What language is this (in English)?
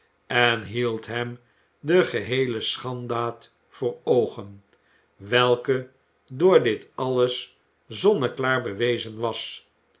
Dutch